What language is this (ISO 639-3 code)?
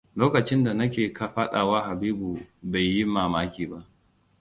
hau